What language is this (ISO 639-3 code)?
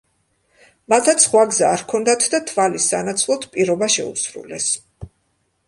kat